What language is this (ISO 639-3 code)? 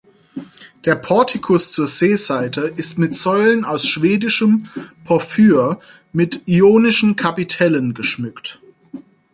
deu